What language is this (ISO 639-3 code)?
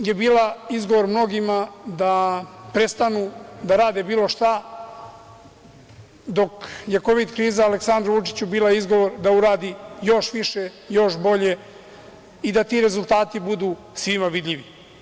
srp